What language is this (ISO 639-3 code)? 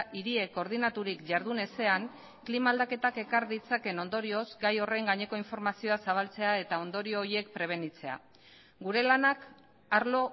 eus